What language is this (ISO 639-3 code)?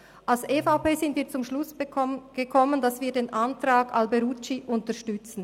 gsw